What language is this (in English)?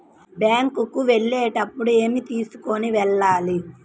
Telugu